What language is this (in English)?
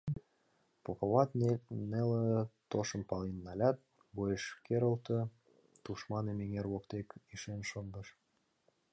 Mari